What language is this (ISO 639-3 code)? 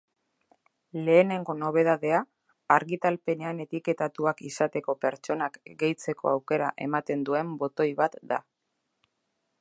eus